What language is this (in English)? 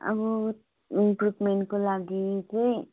Nepali